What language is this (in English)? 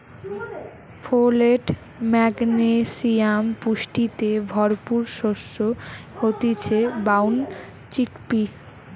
Bangla